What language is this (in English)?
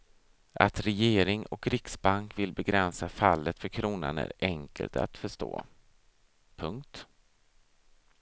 Swedish